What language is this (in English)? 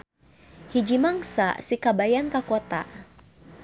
Sundanese